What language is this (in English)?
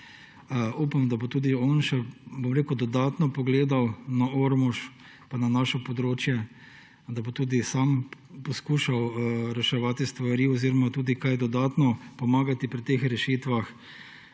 Slovenian